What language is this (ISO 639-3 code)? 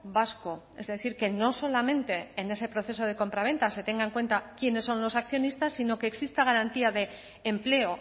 spa